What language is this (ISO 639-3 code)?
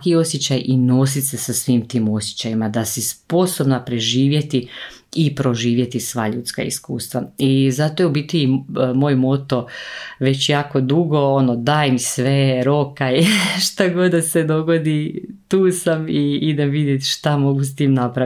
hrv